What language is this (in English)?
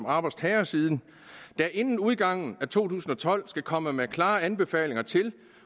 Danish